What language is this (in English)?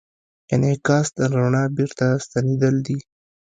Pashto